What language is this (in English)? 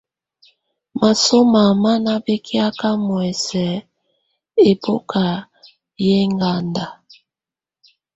Tunen